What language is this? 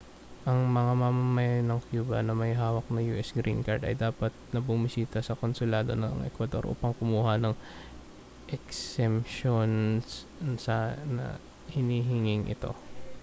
Filipino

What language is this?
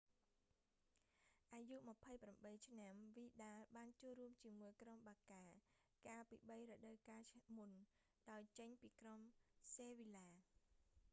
Khmer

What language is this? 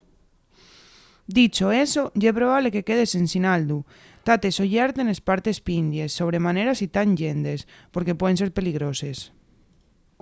Asturian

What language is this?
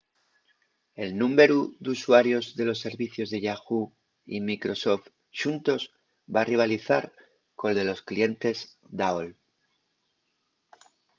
Asturian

